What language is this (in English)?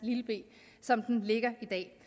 Danish